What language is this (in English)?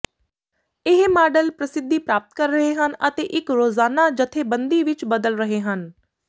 Punjabi